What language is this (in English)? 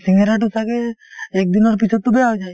Assamese